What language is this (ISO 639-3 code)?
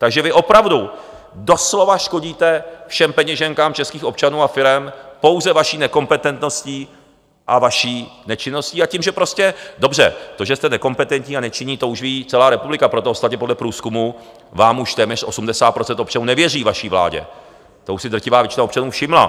ces